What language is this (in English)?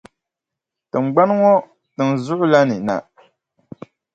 Dagbani